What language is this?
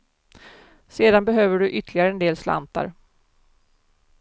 Swedish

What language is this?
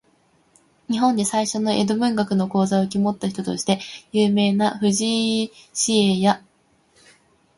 Japanese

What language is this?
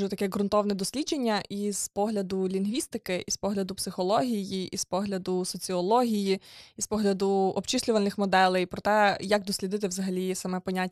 Ukrainian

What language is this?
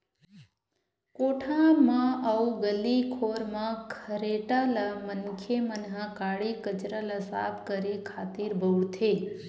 Chhattisgarhi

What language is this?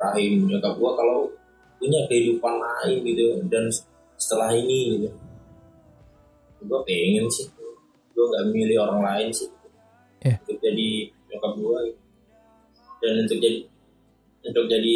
Indonesian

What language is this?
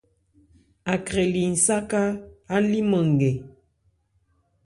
Ebrié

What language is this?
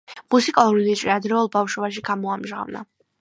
Georgian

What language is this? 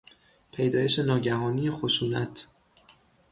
Persian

